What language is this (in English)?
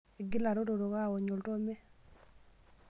Masai